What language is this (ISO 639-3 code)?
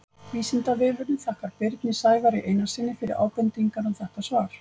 isl